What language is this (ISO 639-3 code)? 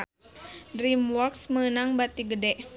sun